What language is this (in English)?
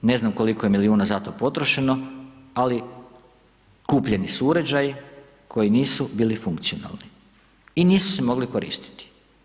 Croatian